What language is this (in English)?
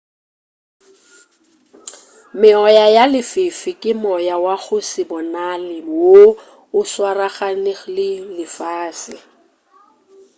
Northern Sotho